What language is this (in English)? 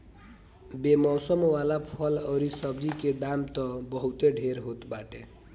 Bhojpuri